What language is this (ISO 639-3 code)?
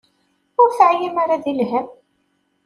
kab